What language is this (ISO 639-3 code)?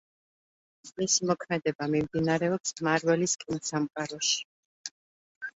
kat